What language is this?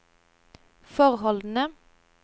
Norwegian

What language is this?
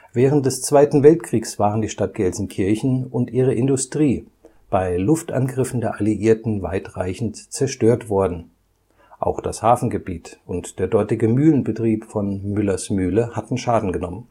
German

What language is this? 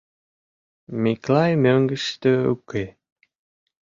Mari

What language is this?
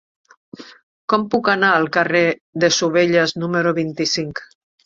Catalan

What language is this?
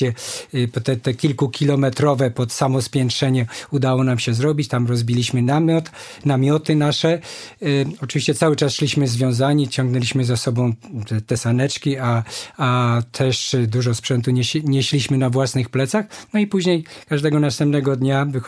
Polish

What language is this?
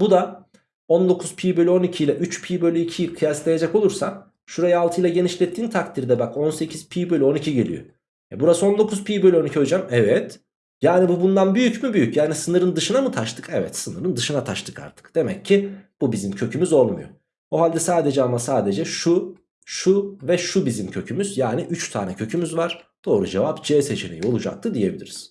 Turkish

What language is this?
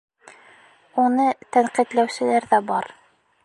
Bashkir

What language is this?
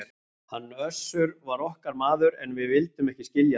Icelandic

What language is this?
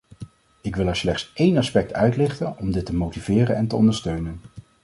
Dutch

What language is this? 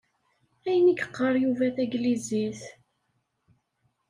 Kabyle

